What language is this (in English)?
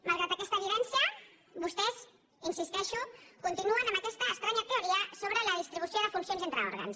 Catalan